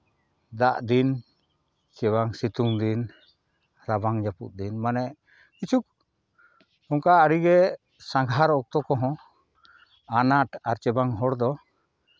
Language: Santali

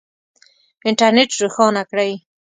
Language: Pashto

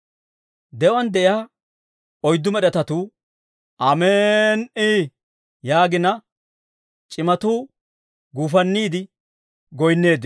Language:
Dawro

